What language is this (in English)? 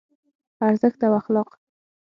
Pashto